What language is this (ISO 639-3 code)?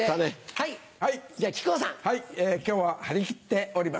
jpn